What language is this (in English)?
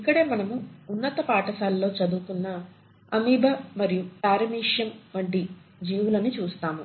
Telugu